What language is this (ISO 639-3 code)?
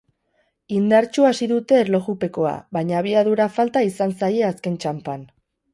eus